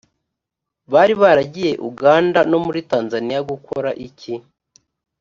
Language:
Kinyarwanda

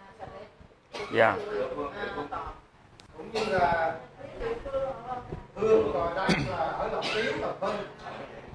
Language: Vietnamese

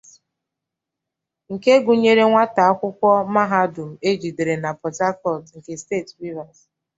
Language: Igbo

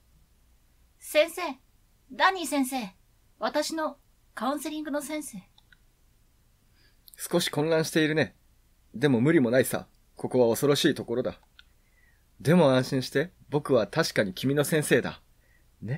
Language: Japanese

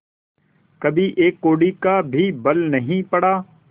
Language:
Hindi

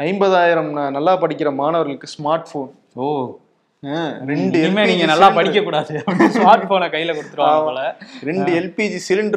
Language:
Tamil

